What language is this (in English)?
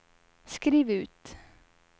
Swedish